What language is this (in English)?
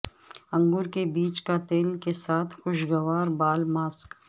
Urdu